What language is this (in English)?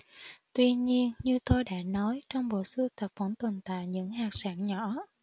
Vietnamese